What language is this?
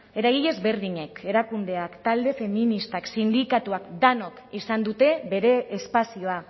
Basque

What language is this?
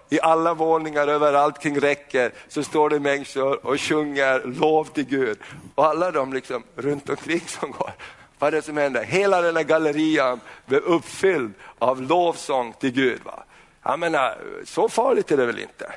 Swedish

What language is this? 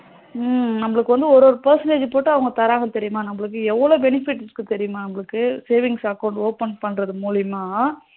Tamil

